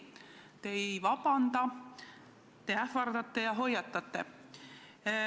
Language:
Estonian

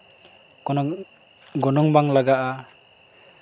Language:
Santali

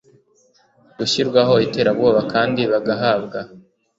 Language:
Kinyarwanda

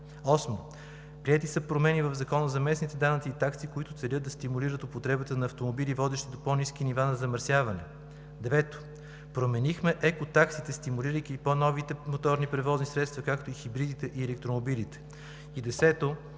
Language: Bulgarian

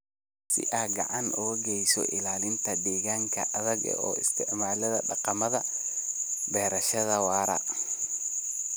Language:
Somali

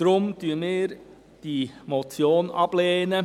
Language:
Swiss German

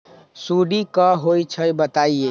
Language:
Magahi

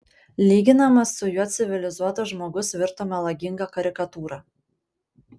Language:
Lithuanian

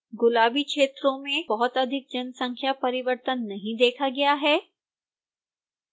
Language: Hindi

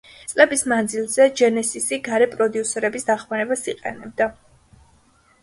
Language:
Georgian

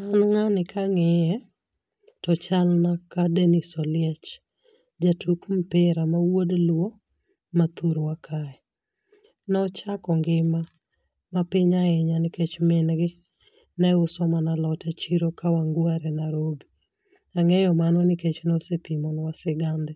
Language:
Luo (Kenya and Tanzania)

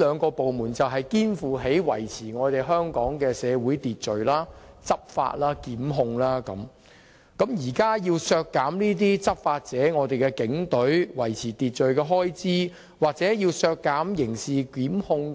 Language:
Cantonese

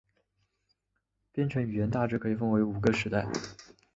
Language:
Chinese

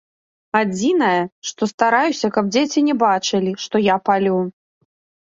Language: Belarusian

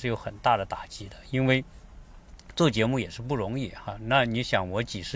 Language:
Chinese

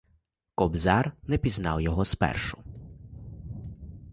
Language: Ukrainian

